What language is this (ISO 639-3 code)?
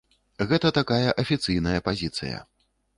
bel